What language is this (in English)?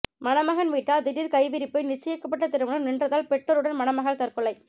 Tamil